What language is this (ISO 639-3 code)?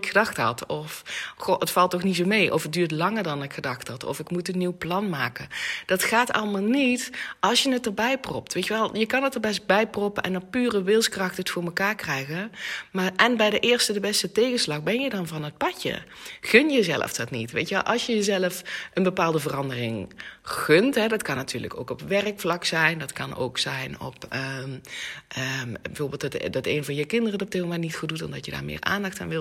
nld